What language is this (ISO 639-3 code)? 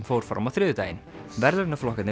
isl